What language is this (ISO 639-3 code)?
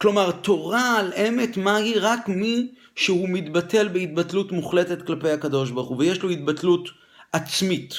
heb